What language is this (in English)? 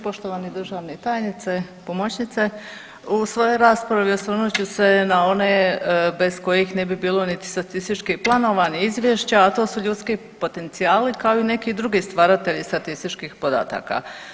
Croatian